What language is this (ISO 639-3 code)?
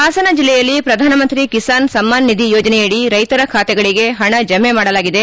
kan